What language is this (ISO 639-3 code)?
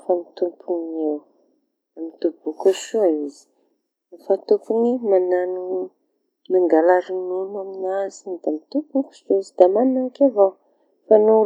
txy